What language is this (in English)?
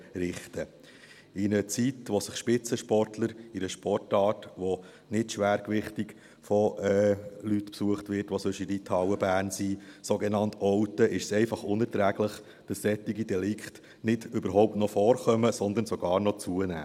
Swiss German